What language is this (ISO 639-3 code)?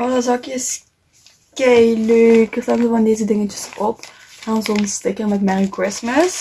nld